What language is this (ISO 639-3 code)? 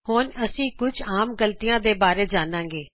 pan